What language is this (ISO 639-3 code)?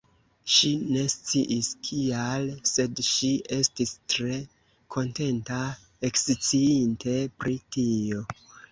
epo